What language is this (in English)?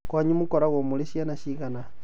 Kikuyu